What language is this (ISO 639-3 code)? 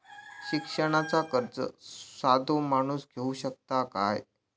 mar